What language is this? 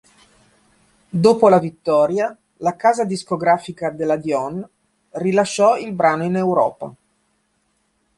Italian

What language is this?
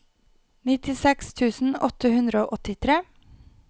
Norwegian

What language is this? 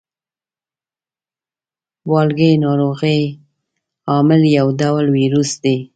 Pashto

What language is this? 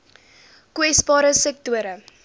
Afrikaans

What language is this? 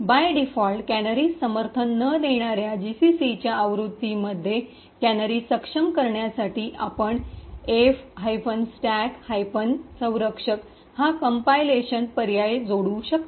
Marathi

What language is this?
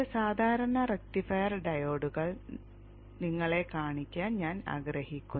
Malayalam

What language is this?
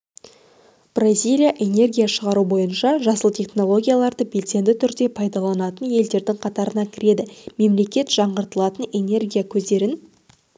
Kazakh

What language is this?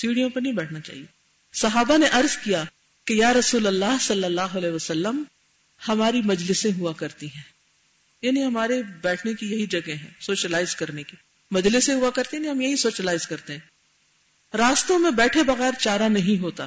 Urdu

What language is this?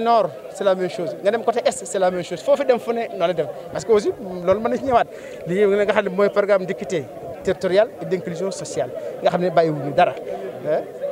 French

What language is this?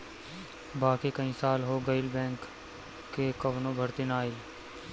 Bhojpuri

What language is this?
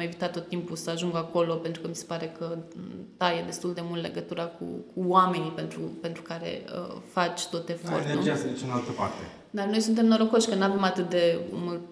Romanian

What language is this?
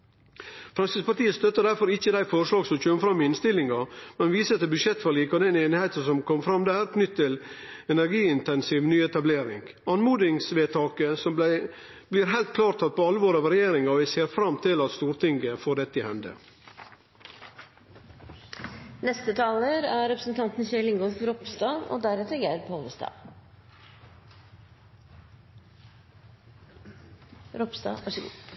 Norwegian Nynorsk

